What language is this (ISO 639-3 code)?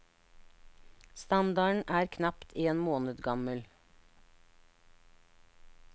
nor